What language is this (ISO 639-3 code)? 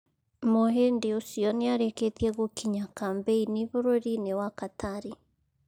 kik